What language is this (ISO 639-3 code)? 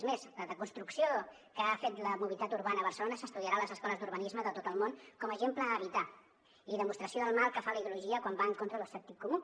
cat